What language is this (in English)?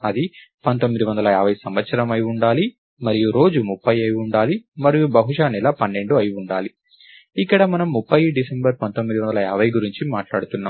Telugu